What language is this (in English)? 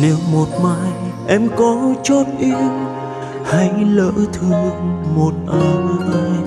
Vietnamese